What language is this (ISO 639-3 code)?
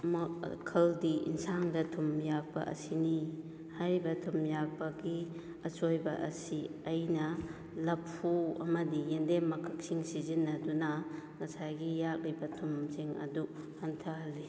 mni